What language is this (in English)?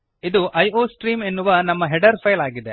Kannada